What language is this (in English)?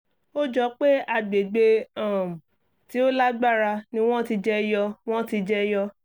Yoruba